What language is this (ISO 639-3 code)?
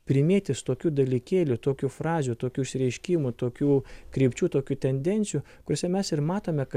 lit